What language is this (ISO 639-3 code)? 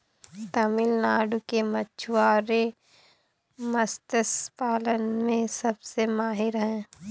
hin